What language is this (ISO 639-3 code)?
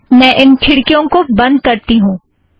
hin